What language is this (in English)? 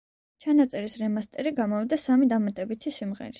Georgian